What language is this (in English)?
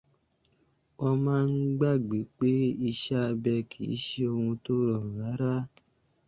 Yoruba